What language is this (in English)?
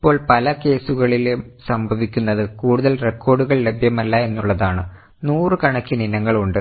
Malayalam